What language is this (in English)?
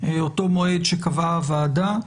Hebrew